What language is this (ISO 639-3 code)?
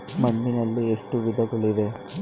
kan